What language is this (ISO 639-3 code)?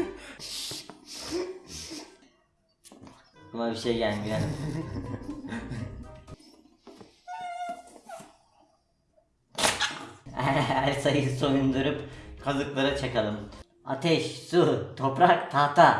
tur